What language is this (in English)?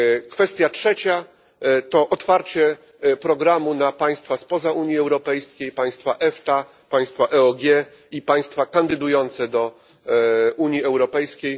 Polish